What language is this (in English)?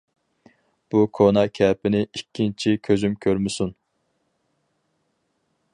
Uyghur